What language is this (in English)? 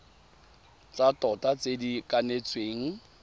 Tswana